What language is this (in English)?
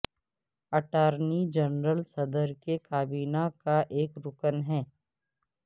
Urdu